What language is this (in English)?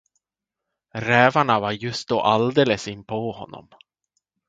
Swedish